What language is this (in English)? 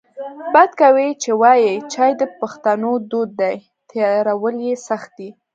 Pashto